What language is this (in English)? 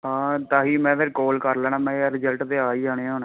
Punjabi